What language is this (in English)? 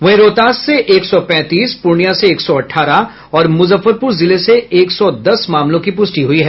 Hindi